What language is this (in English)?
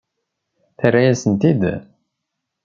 Kabyle